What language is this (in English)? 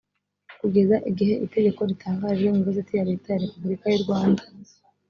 Kinyarwanda